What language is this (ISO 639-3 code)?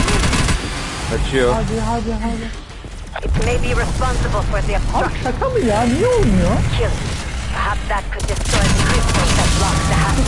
tur